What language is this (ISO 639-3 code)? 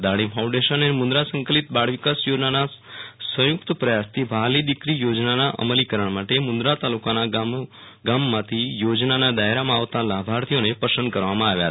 guj